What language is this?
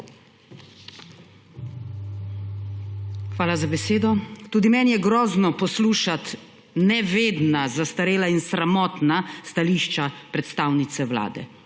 Slovenian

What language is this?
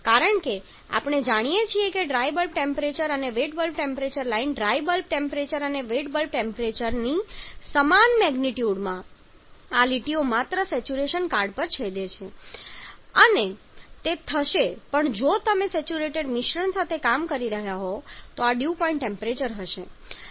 Gujarati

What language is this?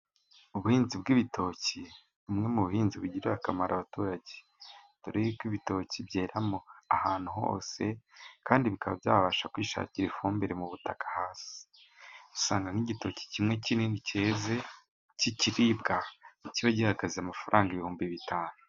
Kinyarwanda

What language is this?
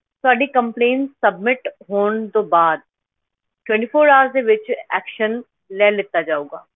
Punjabi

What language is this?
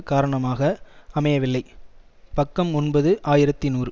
Tamil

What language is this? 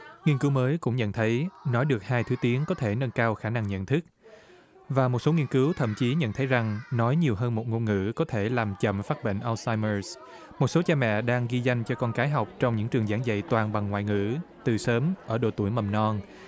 Vietnamese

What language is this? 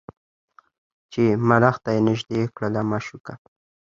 Pashto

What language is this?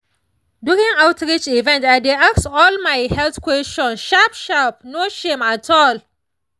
Nigerian Pidgin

